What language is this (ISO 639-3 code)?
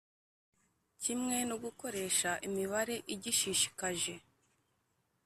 kin